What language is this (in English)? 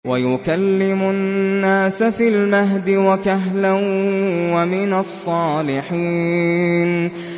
Arabic